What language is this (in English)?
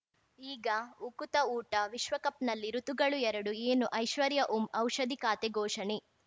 Kannada